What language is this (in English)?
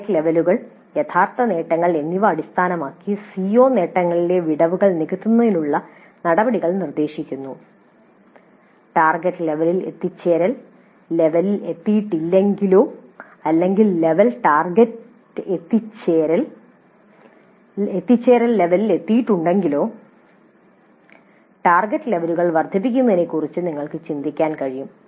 Malayalam